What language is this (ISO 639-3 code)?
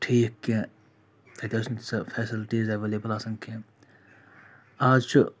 kas